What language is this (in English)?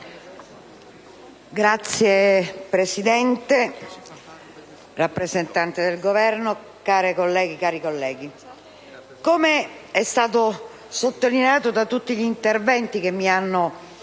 Italian